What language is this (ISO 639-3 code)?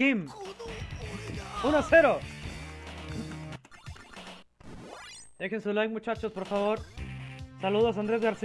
spa